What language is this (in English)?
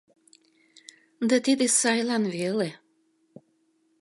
Mari